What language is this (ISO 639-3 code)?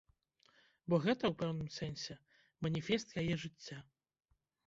bel